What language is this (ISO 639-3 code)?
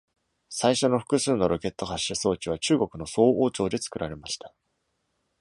jpn